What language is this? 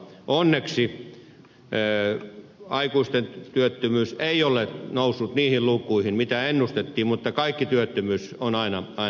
Finnish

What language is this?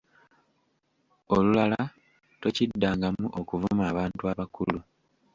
Ganda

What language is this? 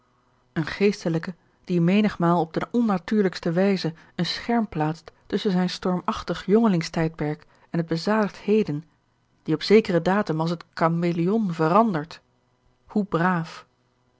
Dutch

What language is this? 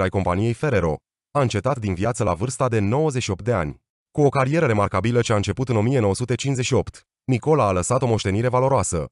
Romanian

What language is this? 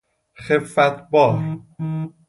Persian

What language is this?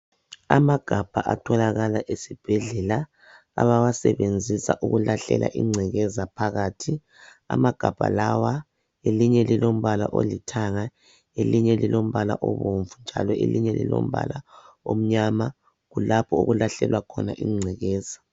North Ndebele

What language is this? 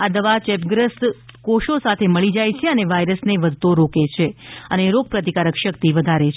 Gujarati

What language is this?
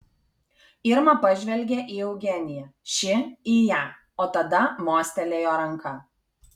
Lithuanian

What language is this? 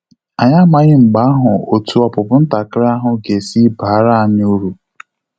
Igbo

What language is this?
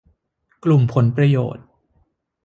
Thai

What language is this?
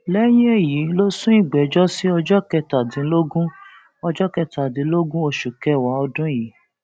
Yoruba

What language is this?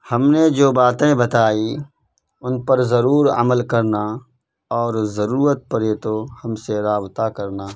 Urdu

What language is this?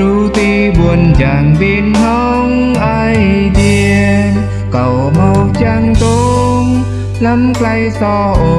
Vietnamese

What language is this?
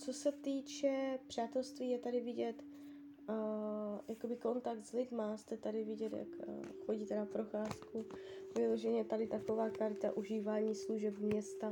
Czech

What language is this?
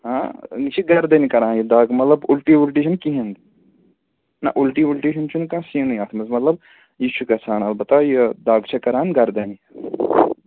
Kashmiri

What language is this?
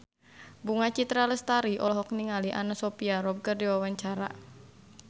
Sundanese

